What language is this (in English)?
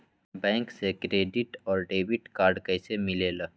Magahi